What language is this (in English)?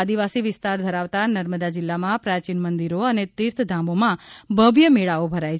Gujarati